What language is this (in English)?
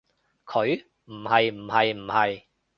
Cantonese